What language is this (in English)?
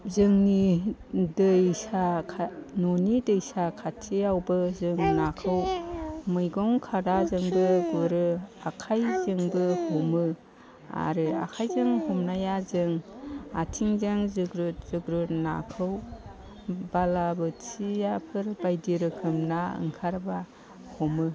Bodo